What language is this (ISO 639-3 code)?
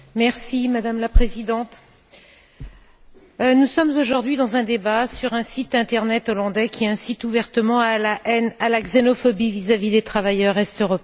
fra